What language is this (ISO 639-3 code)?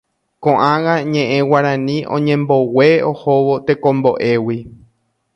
grn